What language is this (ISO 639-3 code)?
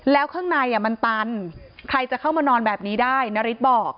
tha